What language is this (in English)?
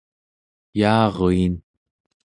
Central Yupik